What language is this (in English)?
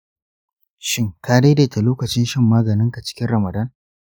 Hausa